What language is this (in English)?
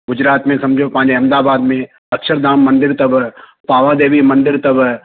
Sindhi